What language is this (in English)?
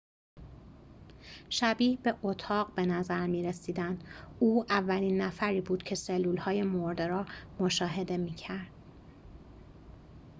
Persian